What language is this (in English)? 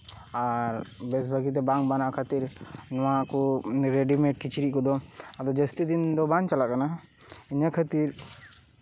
Santali